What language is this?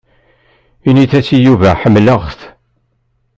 Kabyle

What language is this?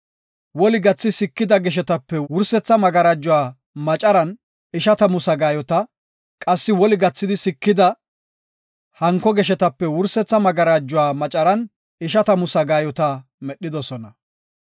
Gofa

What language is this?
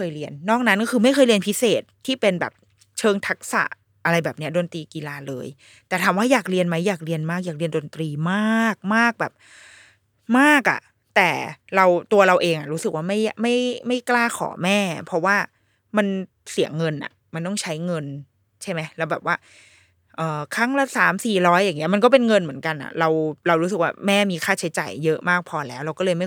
Thai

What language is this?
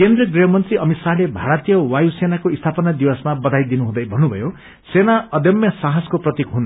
Nepali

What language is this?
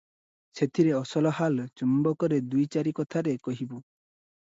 Odia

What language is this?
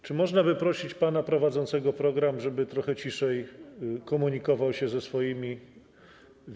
Polish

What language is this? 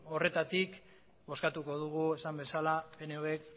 Basque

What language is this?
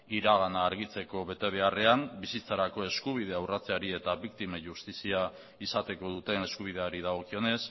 Basque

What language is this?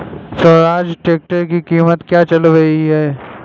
Hindi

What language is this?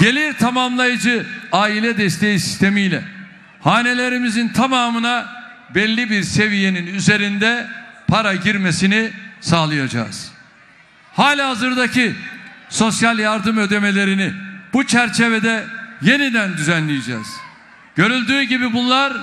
Turkish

